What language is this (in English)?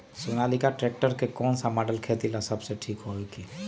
Magahi